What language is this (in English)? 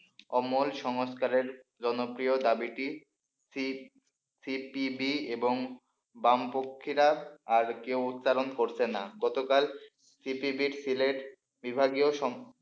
Bangla